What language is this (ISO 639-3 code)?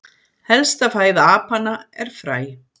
isl